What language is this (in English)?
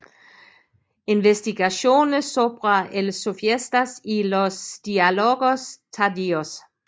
Danish